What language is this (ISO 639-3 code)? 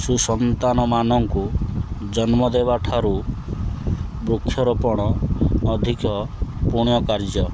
ori